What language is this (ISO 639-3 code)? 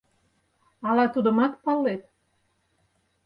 chm